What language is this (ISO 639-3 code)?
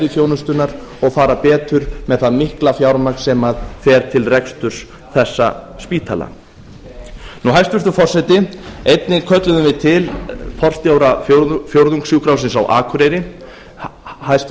isl